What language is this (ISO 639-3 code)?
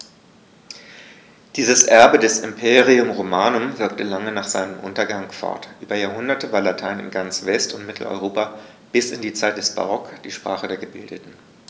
deu